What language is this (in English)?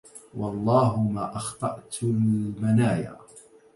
Arabic